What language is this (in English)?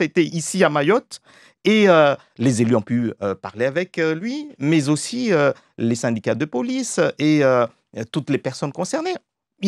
French